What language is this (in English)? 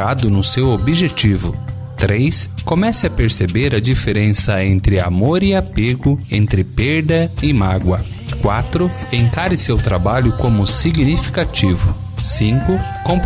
Portuguese